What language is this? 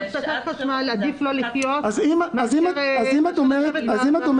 Hebrew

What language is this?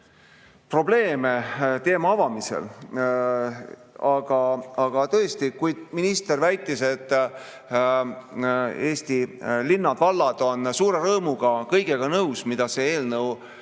Estonian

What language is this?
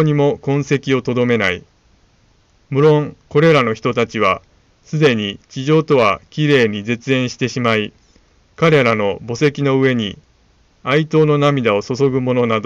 Japanese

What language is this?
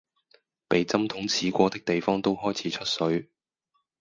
Cantonese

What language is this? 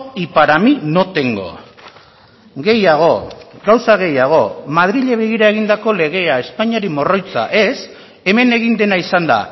Basque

